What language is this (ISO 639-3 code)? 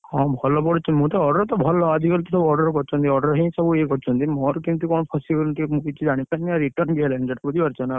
ori